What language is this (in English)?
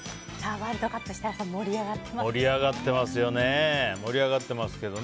Japanese